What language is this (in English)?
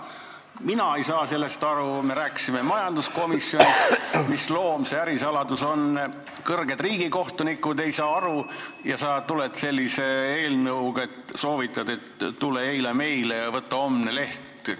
Estonian